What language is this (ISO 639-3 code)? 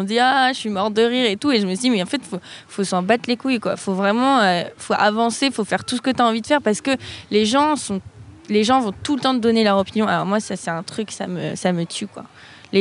fra